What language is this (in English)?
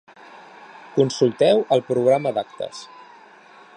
Catalan